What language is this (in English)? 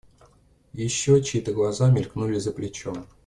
Russian